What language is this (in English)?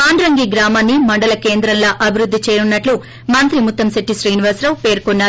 Telugu